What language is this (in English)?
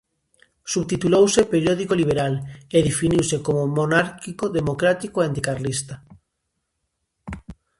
Galician